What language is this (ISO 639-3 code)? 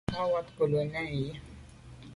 byv